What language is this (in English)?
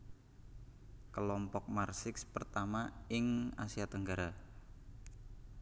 Javanese